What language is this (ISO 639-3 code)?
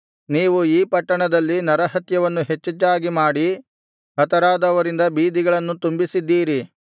kan